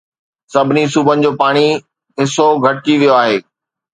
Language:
Sindhi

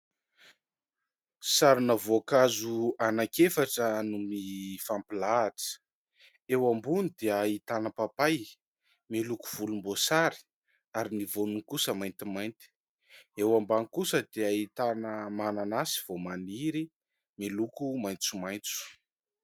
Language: Malagasy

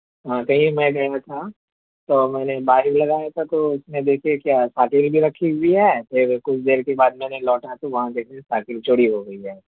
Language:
Urdu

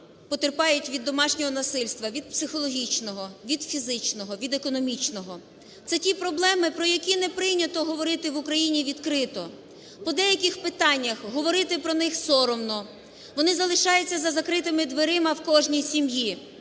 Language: Ukrainian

